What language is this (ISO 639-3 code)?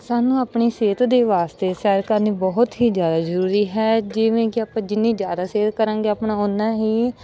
pan